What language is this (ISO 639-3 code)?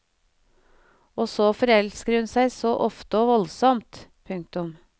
nor